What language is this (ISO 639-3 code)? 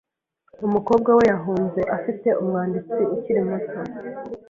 kin